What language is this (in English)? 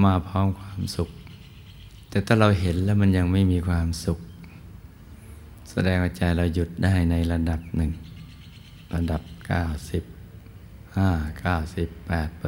Thai